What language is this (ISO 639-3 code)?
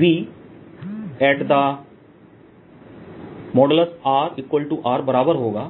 hin